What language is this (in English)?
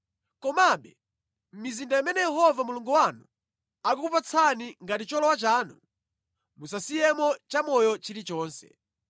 Nyanja